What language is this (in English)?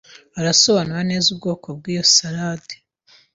Kinyarwanda